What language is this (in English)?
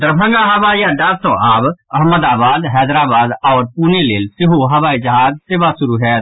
Maithili